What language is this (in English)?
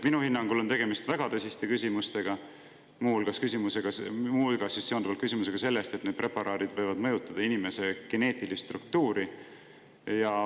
Estonian